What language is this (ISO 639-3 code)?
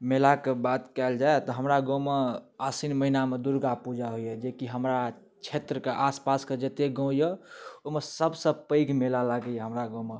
mai